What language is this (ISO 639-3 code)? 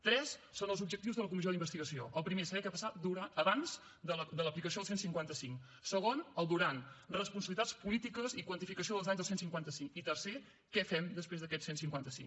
cat